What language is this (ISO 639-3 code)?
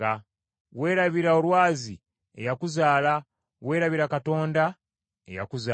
lug